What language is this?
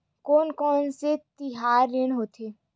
Chhattisgarhi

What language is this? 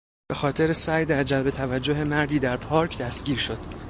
Persian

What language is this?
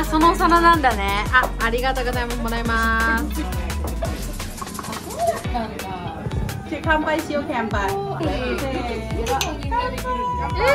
Japanese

